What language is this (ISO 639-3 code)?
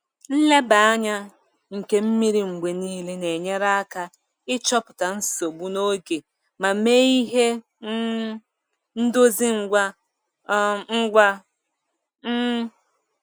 ibo